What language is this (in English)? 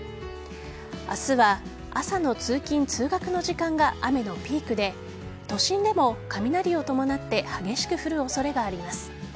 Japanese